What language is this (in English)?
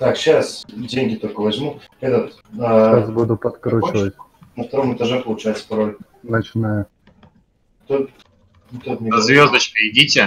Russian